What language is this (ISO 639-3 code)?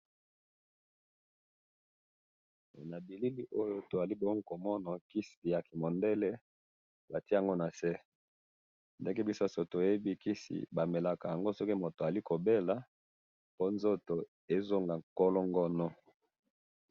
lin